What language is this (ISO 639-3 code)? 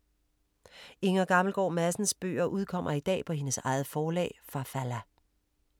dan